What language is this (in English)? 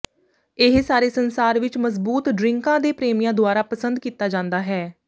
Punjabi